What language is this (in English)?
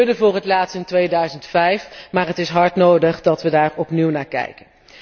Dutch